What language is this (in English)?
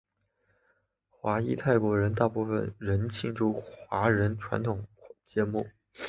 Chinese